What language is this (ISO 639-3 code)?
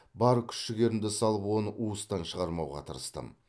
kaz